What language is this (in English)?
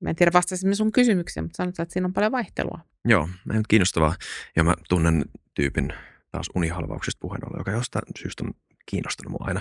Finnish